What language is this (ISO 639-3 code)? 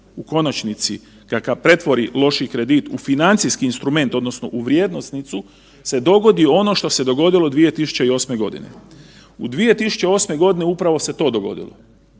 hrv